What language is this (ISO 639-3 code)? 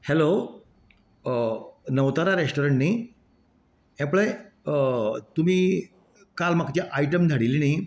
kok